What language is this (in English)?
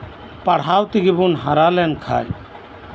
Santali